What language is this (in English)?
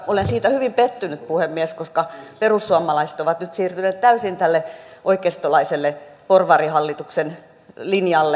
Finnish